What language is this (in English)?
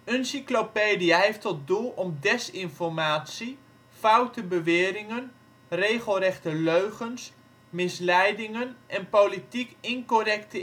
Dutch